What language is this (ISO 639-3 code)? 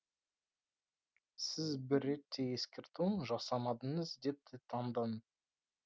kaz